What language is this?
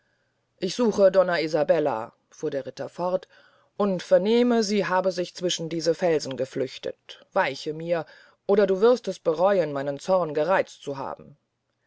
German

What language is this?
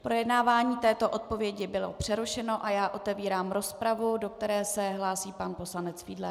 Czech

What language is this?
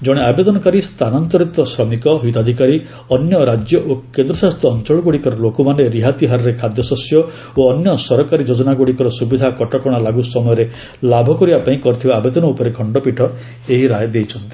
Odia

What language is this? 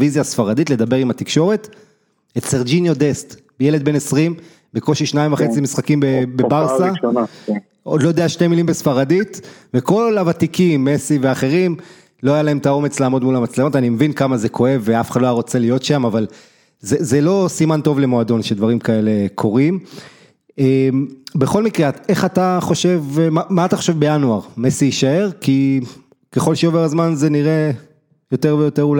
Hebrew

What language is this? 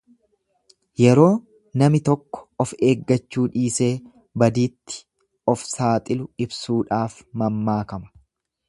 Oromo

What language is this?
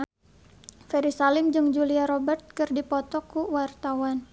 Sundanese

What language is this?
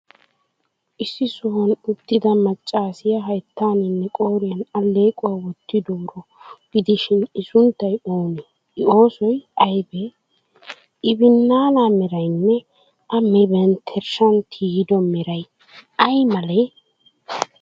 Wolaytta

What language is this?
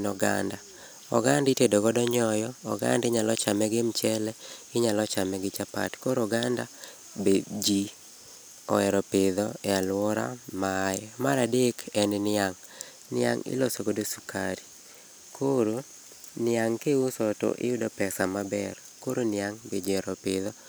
Luo (Kenya and Tanzania)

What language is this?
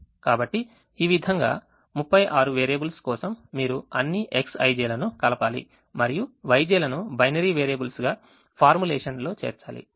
Telugu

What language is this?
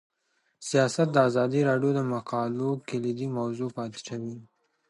Pashto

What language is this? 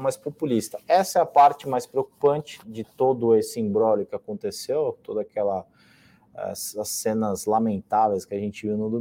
Portuguese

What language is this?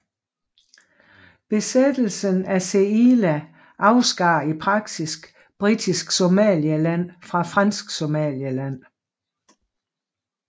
Danish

